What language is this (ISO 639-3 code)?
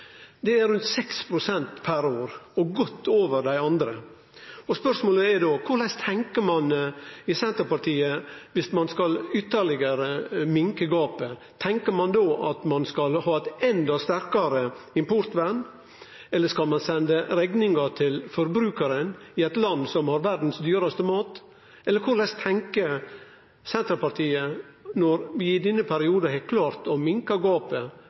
nno